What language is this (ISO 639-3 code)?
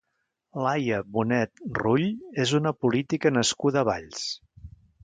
cat